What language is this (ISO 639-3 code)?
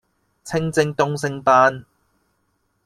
yue